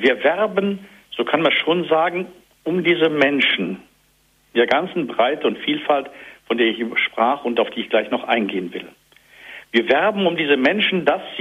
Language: German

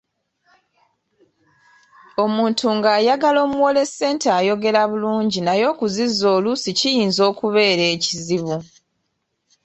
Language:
Ganda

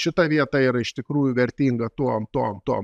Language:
Lithuanian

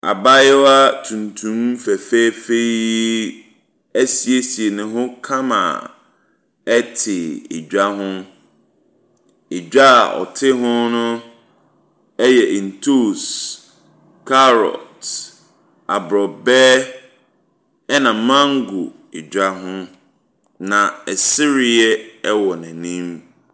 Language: Akan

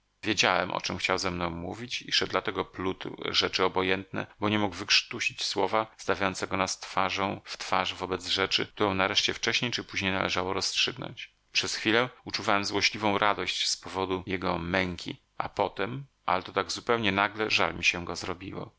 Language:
Polish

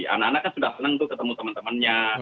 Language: Indonesian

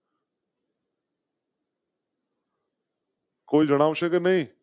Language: Gujarati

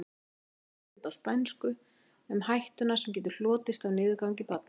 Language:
Icelandic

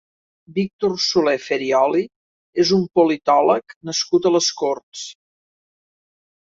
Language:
Catalan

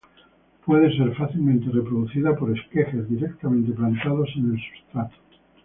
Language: Spanish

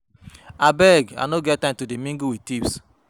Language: Nigerian Pidgin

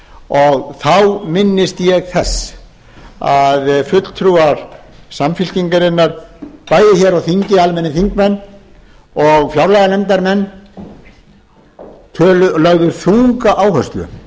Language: Icelandic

